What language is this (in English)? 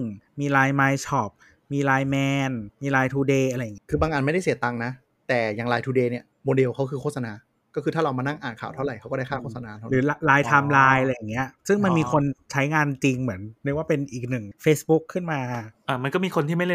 Thai